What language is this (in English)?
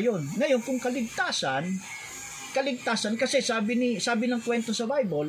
Filipino